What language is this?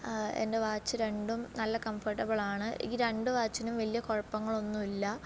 Malayalam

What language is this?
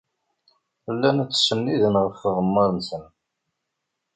Kabyle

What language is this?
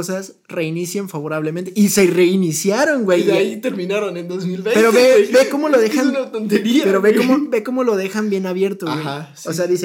Spanish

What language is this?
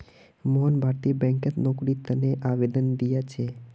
Magahi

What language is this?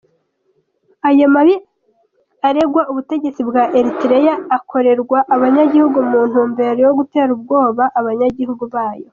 Kinyarwanda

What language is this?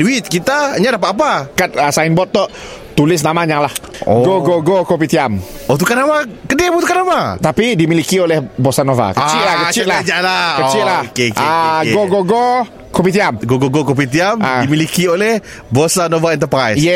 Malay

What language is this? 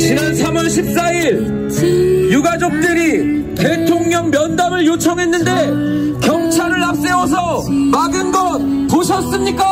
Korean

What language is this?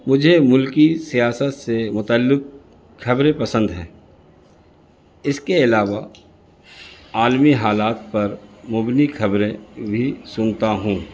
Urdu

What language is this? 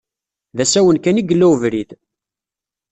Kabyle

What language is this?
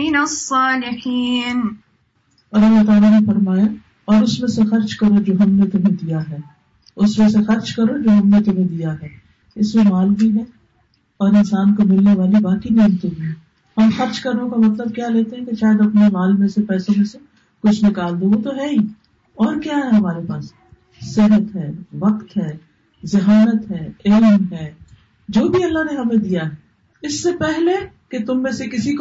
Urdu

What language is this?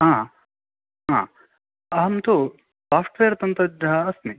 Sanskrit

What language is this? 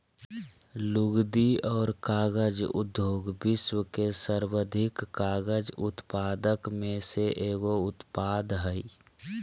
Magahi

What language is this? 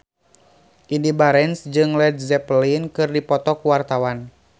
Sundanese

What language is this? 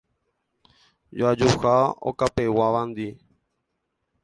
Guarani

